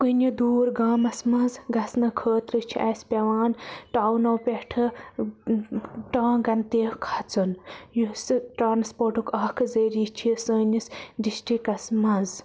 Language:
Kashmiri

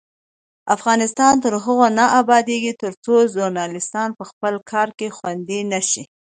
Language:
Pashto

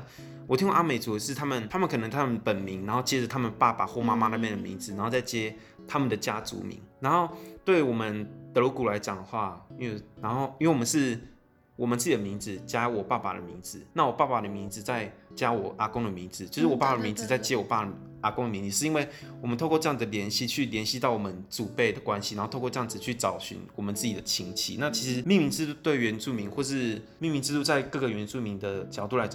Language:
Chinese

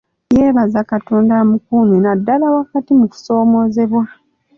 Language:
Ganda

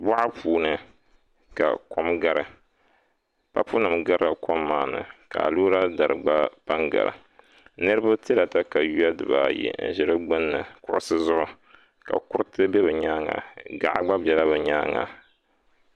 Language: Dagbani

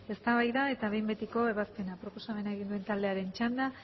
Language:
Basque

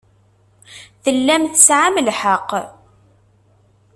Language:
Kabyle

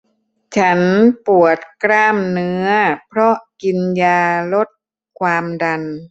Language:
Thai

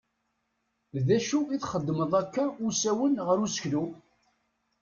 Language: Kabyle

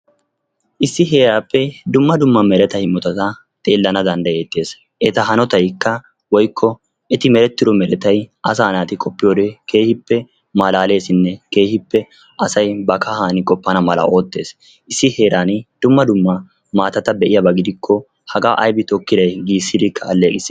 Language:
Wolaytta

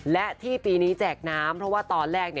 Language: Thai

